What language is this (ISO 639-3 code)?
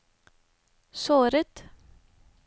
nor